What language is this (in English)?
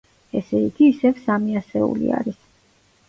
Georgian